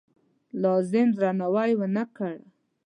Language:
Pashto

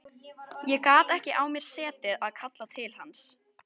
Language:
Icelandic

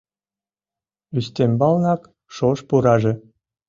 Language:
Mari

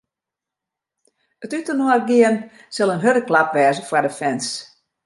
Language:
Western Frisian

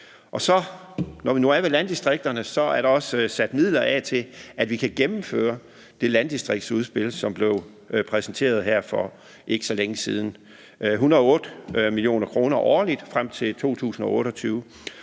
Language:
Danish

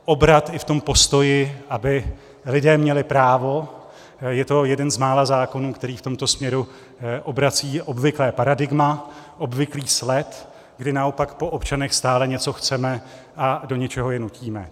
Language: Czech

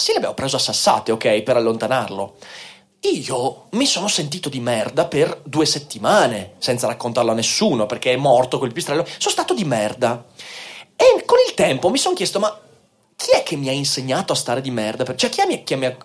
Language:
Italian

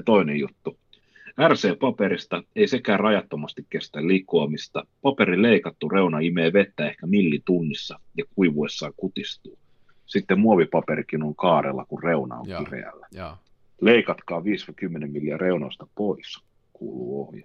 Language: Finnish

